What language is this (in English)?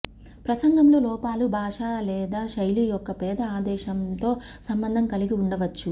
Telugu